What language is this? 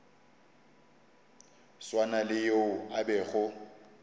Northern Sotho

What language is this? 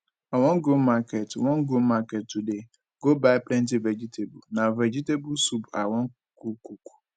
Nigerian Pidgin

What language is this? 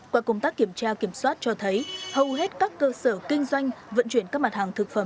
Vietnamese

